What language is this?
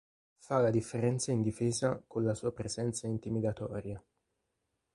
Italian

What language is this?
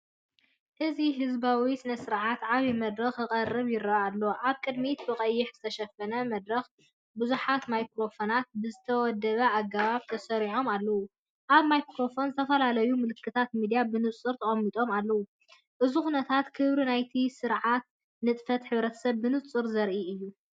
Tigrinya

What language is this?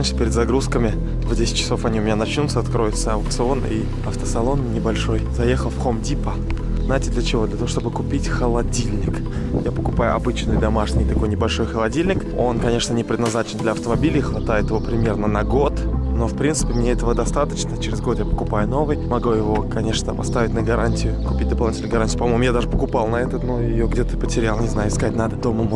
Russian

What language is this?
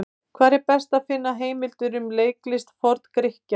Icelandic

